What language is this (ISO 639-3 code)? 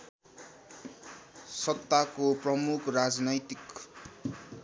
nep